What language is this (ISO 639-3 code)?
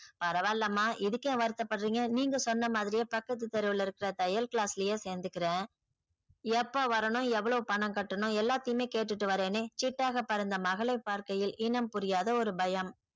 tam